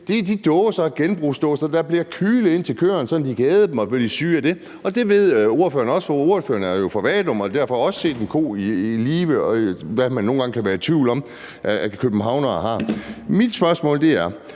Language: Danish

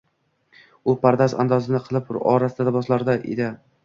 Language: Uzbek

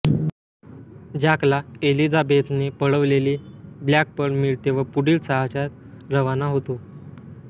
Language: Marathi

